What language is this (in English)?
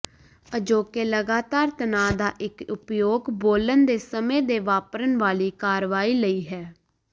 Punjabi